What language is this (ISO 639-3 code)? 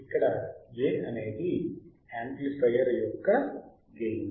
tel